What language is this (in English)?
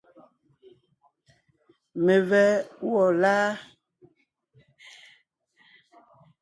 Ngiemboon